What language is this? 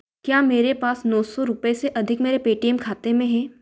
Hindi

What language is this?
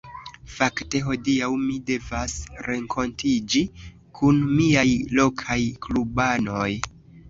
Esperanto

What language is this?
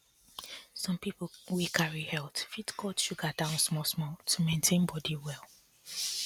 Nigerian Pidgin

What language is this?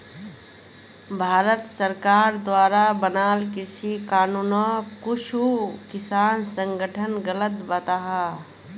Magahi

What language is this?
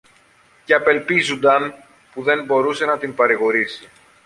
Greek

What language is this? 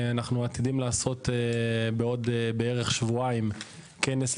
Hebrew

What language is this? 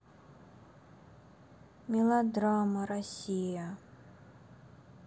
Russian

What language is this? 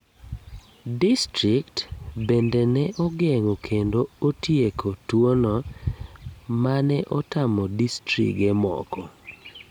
Luo (Kenya and Tanzania)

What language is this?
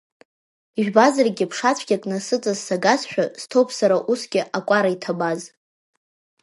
Abkhazian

